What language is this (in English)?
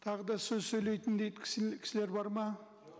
Kazakh